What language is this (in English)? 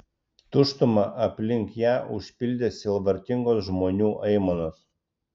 Lithuanian